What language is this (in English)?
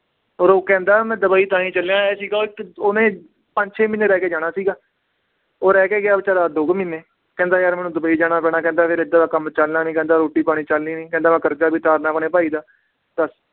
Punjabi